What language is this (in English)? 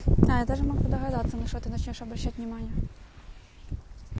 Russian